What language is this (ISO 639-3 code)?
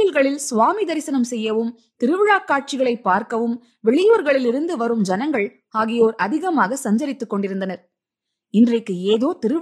tam